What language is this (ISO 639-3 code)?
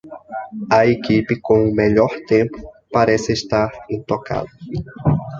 por